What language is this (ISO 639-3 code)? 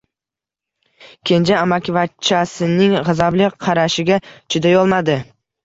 uzb